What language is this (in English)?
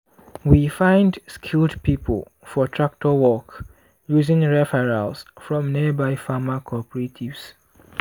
Nigerian Pidgin